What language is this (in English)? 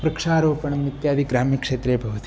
Sanskrit